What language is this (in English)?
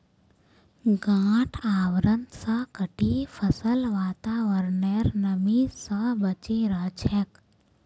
Magahi